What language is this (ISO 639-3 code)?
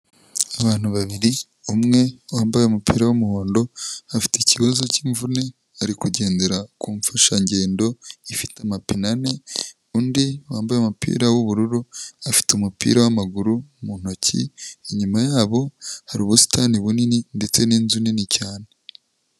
kin